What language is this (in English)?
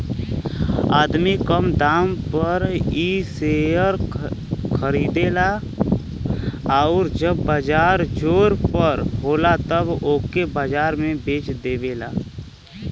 Bhojpuri